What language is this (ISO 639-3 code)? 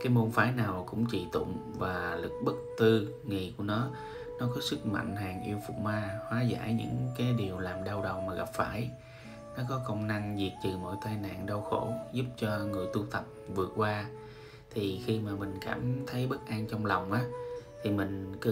vie